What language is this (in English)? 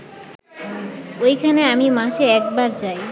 Bangla